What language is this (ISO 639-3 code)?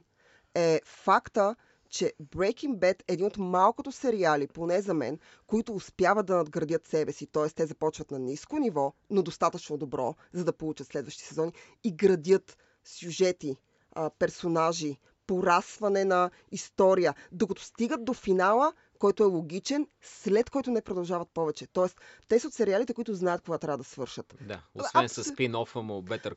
bul